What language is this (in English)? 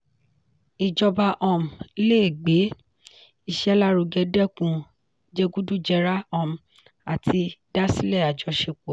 Yoruba